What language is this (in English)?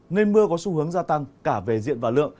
Vietnamese